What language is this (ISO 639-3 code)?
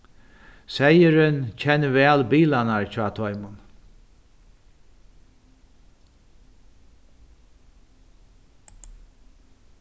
fao